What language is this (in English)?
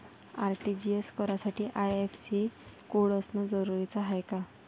Marathi